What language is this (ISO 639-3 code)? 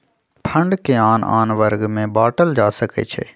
mag